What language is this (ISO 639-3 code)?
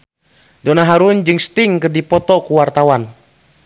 sun